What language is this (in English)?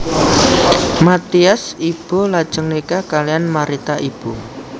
Javanese